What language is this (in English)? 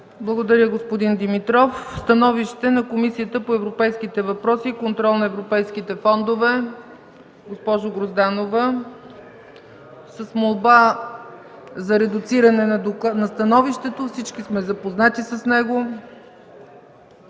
Bulgarian